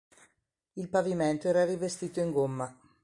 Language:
Italian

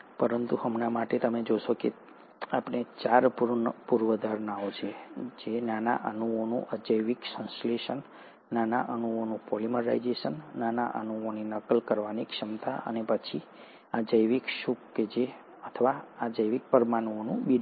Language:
Gujarati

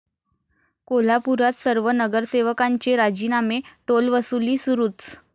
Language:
Marathi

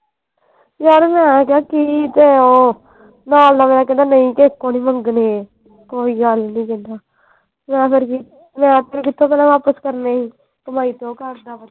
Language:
Punjabi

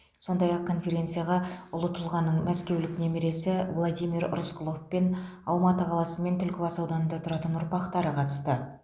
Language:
Kazakh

